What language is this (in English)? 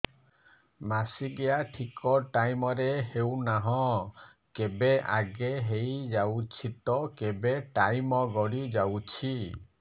Odia